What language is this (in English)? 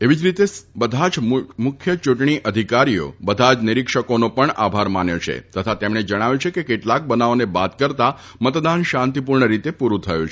Gujarati